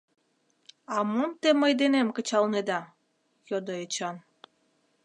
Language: Mari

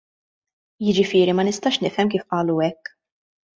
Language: Maltese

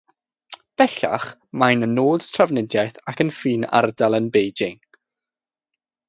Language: Welsh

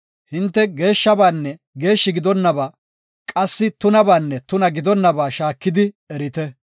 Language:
Gofa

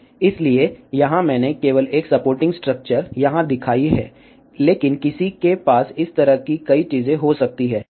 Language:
Hindi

